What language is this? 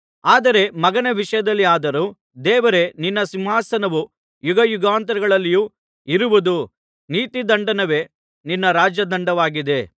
Kannada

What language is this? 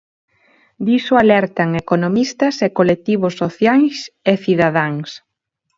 Galician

